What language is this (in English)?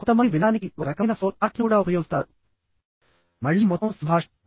Telugu